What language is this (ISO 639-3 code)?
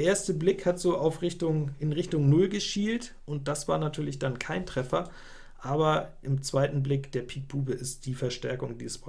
deu